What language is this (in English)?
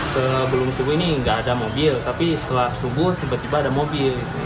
Indonesian